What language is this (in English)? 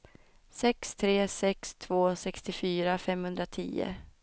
Swedish